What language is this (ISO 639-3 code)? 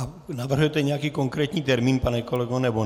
ces